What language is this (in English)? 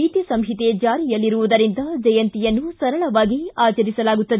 Kannada